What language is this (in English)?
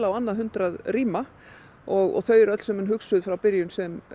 Icelandic